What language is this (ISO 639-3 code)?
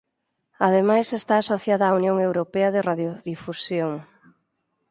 glg